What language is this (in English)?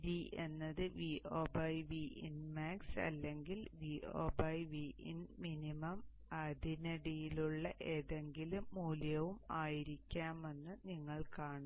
Malayalam